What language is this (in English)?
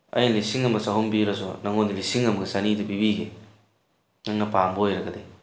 Manipuri